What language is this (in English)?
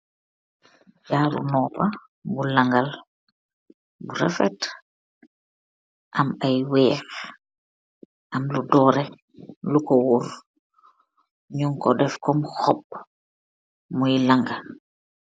Wolof